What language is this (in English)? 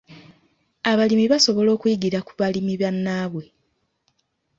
Ganda